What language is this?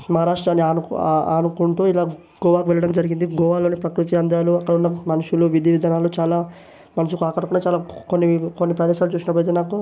Telugu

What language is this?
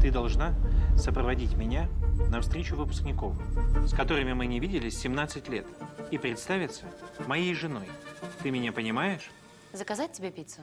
Russian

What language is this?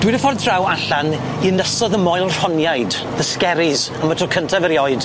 Welsh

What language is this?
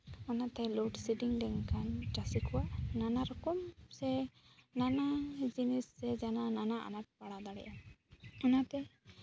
Santali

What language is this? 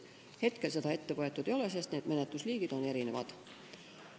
Estonian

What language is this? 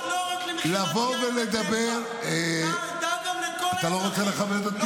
Hebrew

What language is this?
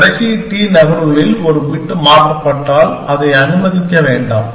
Tamil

